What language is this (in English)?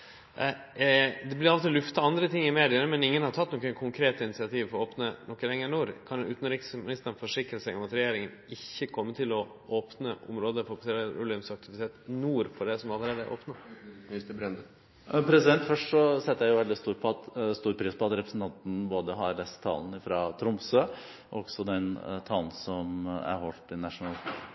Norwegian